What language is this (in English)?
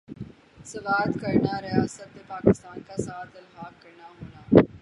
Urdu